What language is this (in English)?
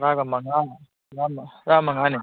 Manipuri